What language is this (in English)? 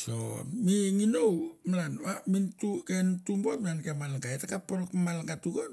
Mandara